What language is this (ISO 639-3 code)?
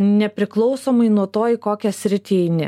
lit